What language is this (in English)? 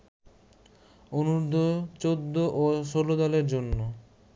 Bangla